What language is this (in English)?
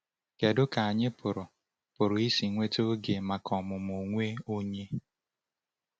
Igbo